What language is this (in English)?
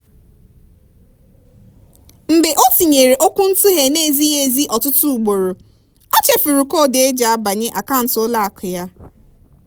Igbo